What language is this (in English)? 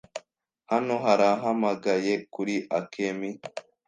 Kinyarwanda